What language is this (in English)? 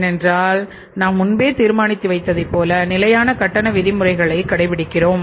Tamil